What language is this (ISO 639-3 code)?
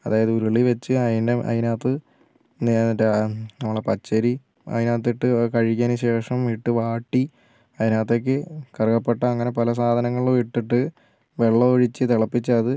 mal